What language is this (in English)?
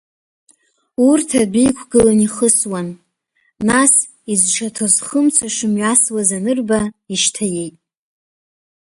Abkhazian